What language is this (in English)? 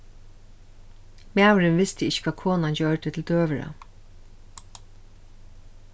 Faroese